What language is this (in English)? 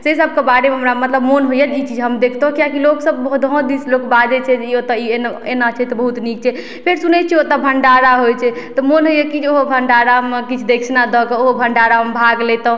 Maithili